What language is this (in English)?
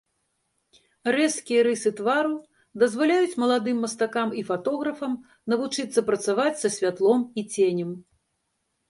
Belarusian